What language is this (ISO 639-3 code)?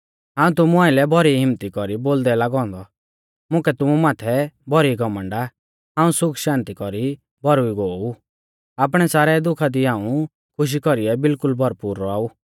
bfz